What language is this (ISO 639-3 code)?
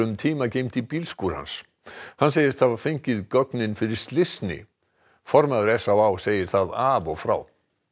isl